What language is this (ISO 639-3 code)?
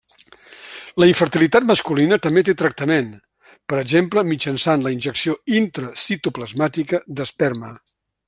cat